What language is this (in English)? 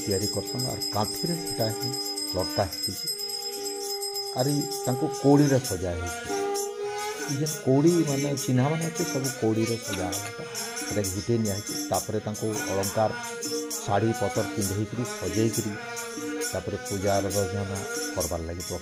Hindi